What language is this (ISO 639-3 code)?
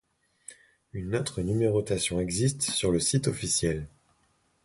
fra